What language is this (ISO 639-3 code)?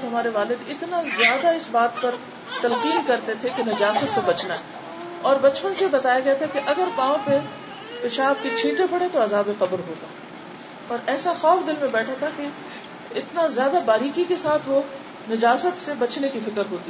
urd